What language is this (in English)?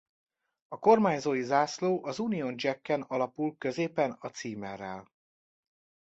Hungarian